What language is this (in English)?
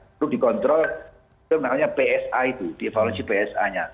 Indonesian